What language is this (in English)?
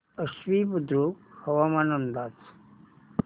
Marathi